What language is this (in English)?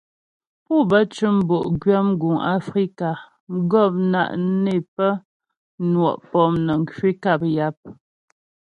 Ghomala